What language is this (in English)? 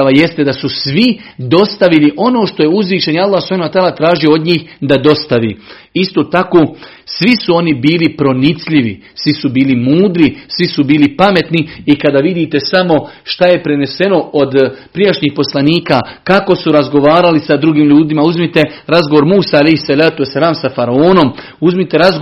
Croatian